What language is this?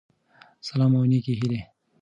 Pashto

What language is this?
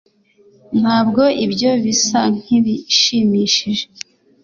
Kinyarwanda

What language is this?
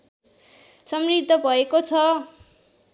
Nepali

